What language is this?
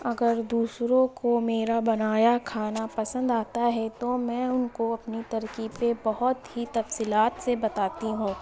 Urdu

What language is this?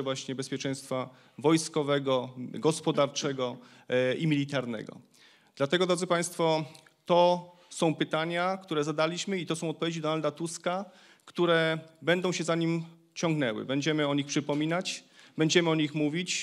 Polish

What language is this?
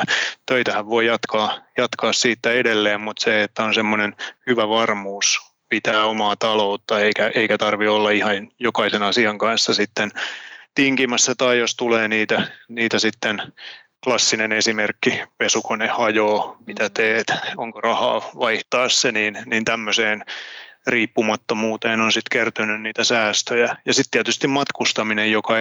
Finnish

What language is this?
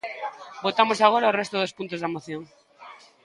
Galician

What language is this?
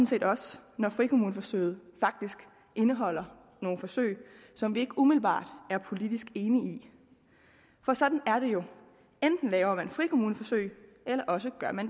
Danish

